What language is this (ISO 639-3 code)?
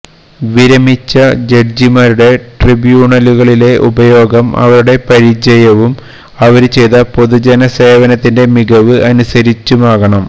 mal